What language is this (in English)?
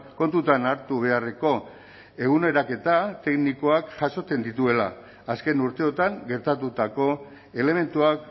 Basque